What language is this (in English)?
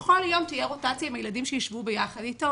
Hebrew